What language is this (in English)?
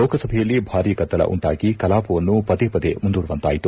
Kannada